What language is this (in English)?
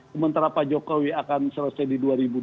Indonesian